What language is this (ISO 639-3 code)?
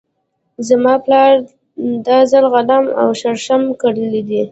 pus